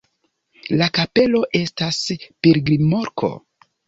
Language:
Esperanto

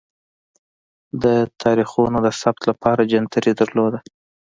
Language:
Pashto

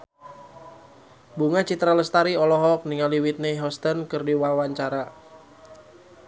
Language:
Sundanese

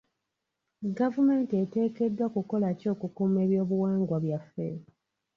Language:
Ganda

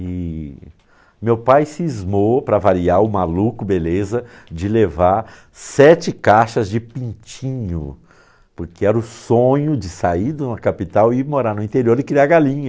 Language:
Portuguese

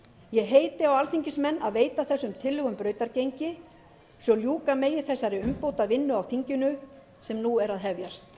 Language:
Icelandic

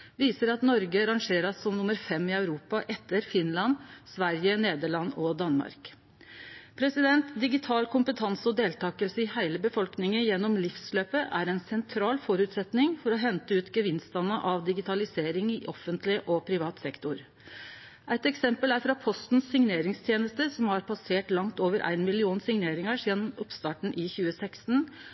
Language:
Norwegian Nynorsk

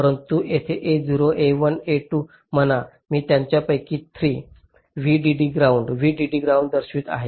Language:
Marathi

